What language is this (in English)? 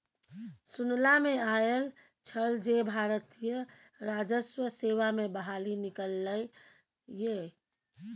Maithili